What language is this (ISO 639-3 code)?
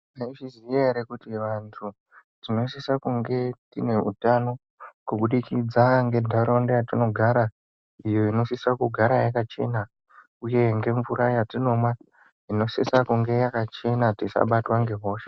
ndc